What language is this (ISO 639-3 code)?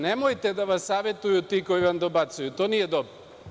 srp